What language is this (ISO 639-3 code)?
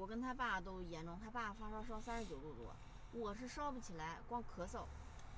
zho